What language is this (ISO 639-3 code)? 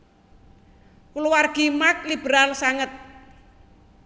jav